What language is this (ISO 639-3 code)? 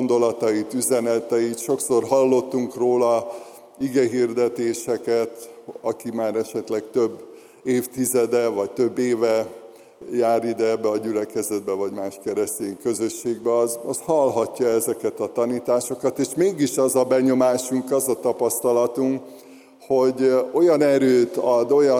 hun